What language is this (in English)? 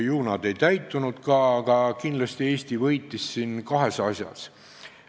Estonian